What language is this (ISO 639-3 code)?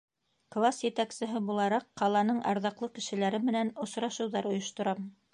bak